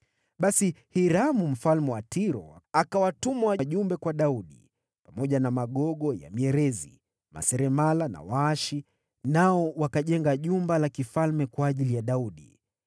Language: Swahili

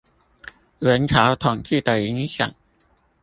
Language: Chinese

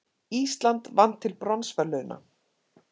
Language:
Icelandic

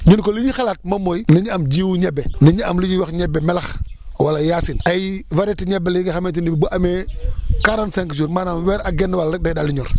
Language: Wolof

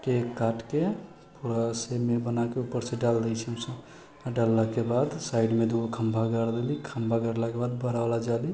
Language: Maithili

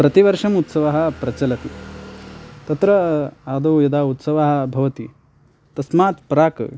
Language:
Sanskrit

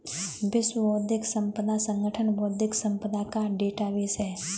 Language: Hindi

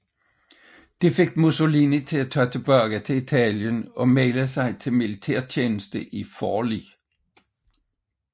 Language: Danish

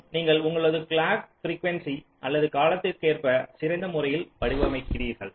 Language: Tamil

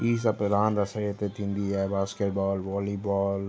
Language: Sindhi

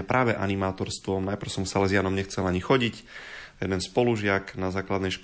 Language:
Slovak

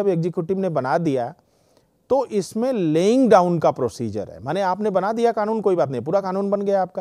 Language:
Hindi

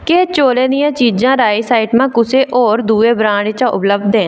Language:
Dogri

